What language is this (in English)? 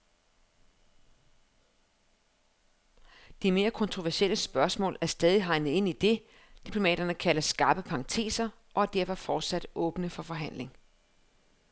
Danish